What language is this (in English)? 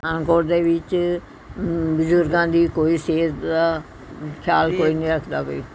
Punjabi